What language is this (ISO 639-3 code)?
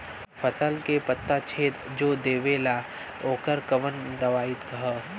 bho